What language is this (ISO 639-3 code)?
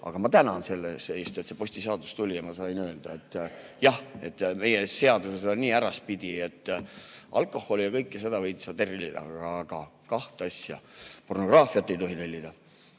est